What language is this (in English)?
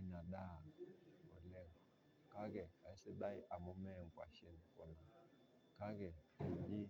Masai